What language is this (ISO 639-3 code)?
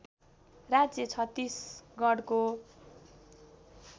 nep